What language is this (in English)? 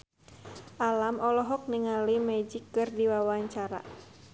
Sundanese